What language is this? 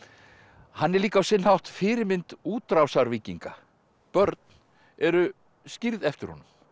Icelandic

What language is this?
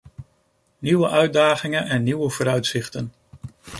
Dutch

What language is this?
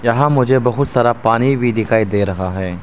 Hindi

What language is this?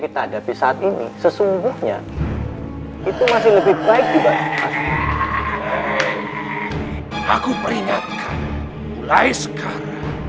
Indonesian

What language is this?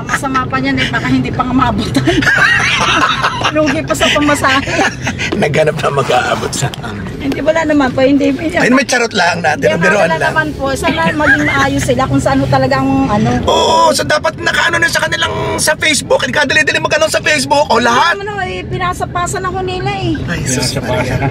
Filipino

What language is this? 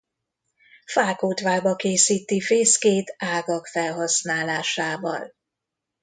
Hungarian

